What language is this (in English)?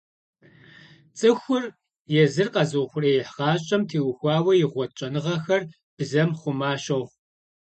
Kabardian